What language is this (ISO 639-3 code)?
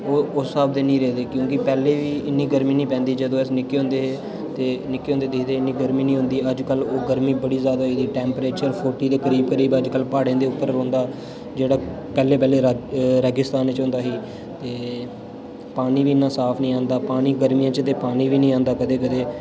doi